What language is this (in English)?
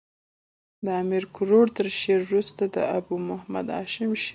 Pashto